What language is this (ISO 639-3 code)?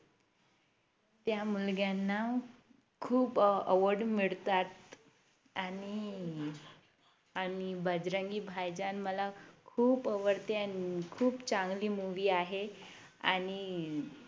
mar